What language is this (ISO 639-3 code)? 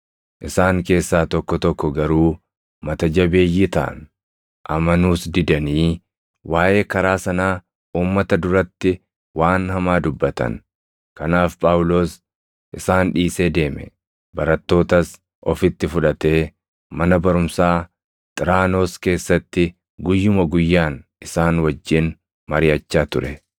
orm